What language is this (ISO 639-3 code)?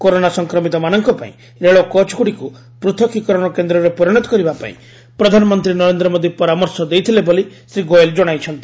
ori